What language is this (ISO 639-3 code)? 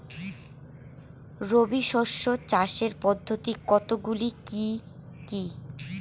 ben